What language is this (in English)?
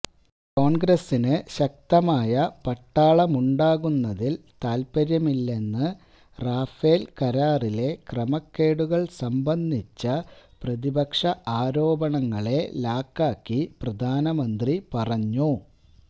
Malayalam